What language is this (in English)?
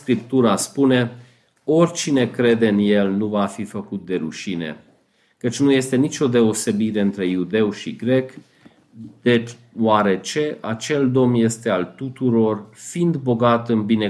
Romanian